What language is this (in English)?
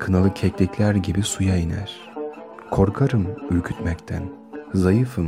Turkish